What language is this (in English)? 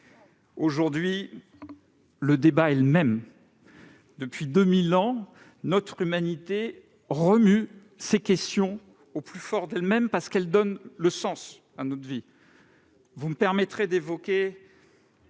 French